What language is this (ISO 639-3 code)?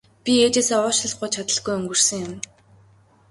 mon